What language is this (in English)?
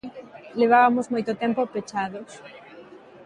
Galician